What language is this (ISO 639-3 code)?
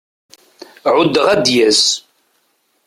kab